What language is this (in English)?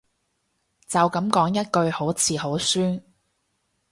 Cantonese